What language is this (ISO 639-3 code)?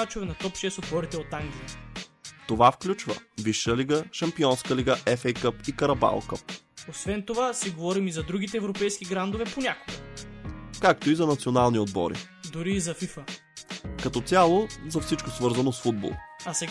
bul